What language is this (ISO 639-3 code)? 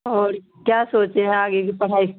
urd